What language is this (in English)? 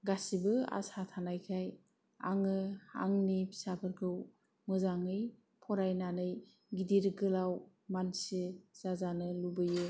Bodo